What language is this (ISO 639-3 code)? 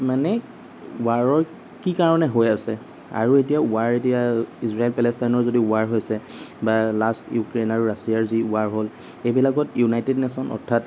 asm